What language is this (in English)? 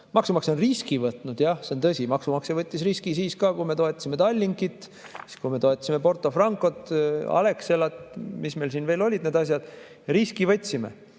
Estonian